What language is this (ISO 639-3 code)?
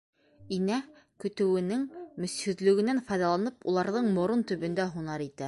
bak